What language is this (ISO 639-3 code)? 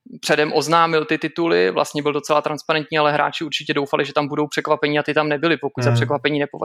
ces